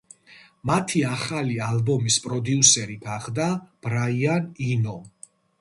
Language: Georgian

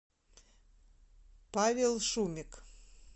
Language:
Russian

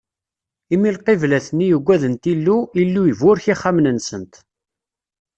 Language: Kabyle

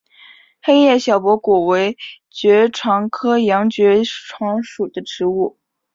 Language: Chinese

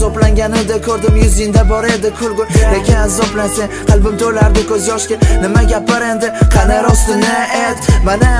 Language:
Uzbek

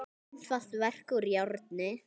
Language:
Icelandic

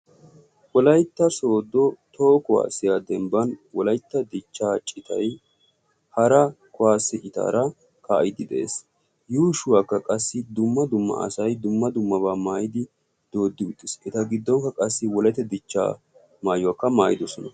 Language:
Wolaytta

